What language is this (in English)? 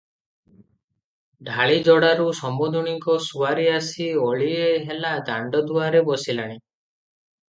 Odia